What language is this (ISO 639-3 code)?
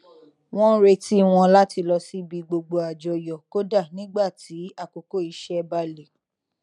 yor